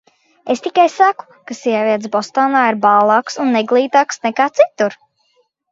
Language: Latvian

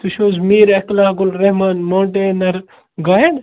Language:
Kashmiri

